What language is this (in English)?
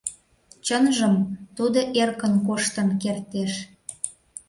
Mari